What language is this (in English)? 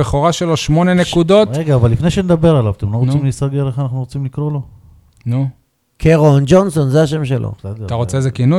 Hebrew